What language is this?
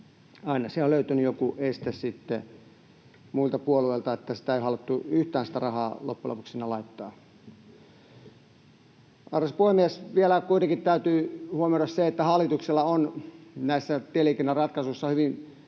Finnish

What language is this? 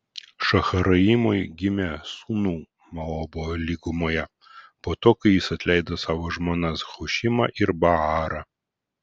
Lithuanian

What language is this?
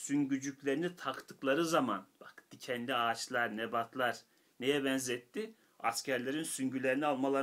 Turkish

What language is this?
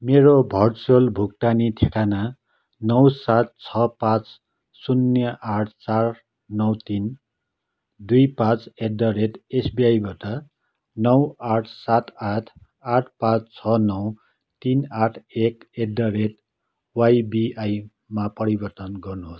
Nepali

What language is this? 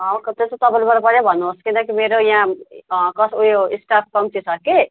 Nepali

